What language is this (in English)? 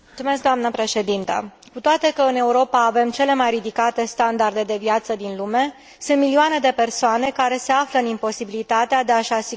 Romanian